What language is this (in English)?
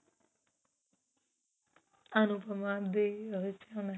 Punjabi